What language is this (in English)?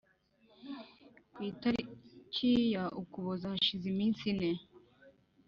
Kinyarwanda